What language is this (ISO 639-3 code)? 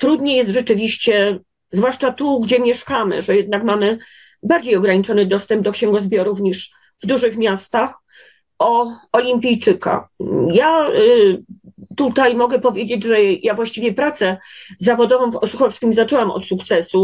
pol